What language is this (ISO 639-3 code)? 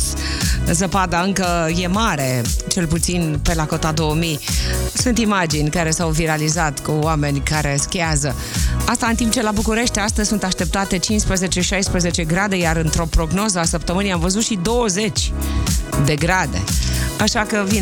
ron